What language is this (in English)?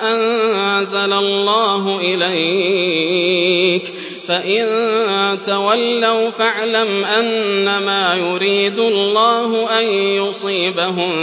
Arabic